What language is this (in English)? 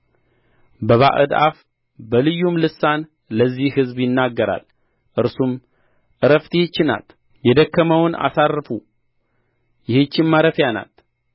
Amharic